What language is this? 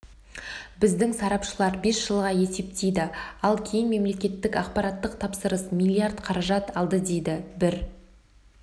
Kazakh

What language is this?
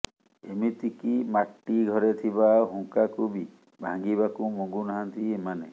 Odia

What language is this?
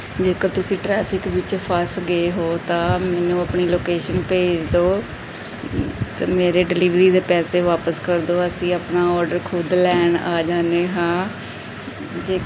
Punjabi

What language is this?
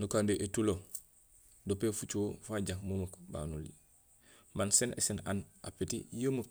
Gusilay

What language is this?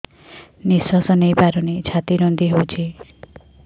Odia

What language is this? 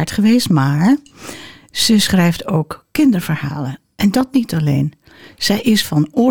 Dutch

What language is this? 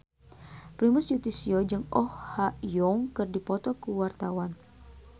Sundanese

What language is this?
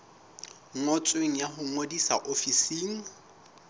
Southern Sotho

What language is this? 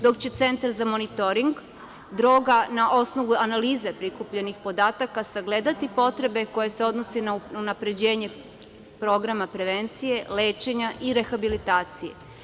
Serbian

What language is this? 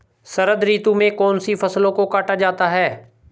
Hindi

